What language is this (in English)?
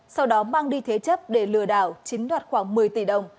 Vietnamese